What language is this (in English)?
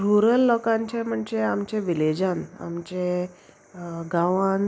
Konkani